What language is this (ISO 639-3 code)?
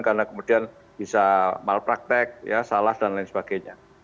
ind